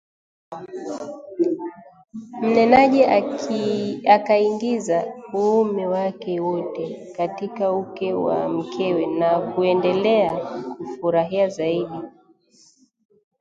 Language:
Swahili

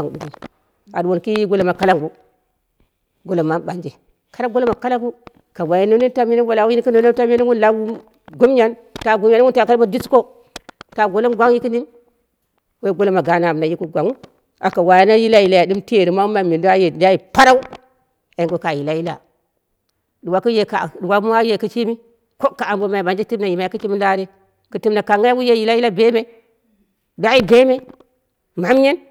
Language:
Dera (Nigeria)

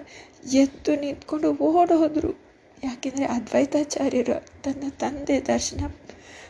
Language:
Kannada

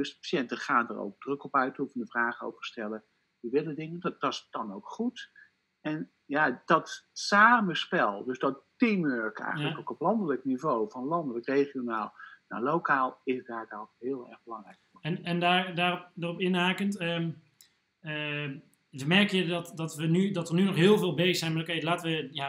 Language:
Dutch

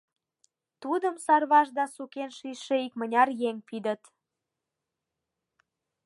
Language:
Mari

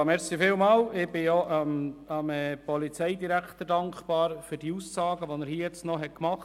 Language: Swiss German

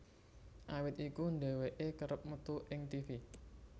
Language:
Javanese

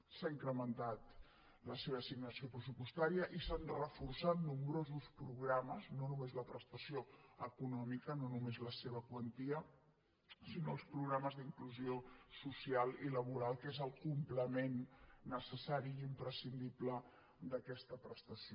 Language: Catalan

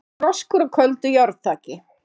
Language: Icelandic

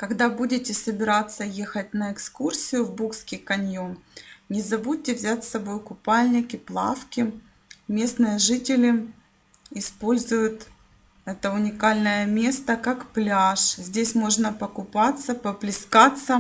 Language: Russian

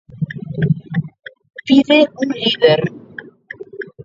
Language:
Galician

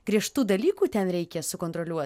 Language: Lithuanian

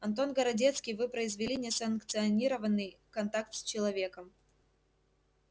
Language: Russian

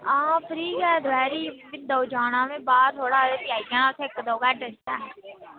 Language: Dogri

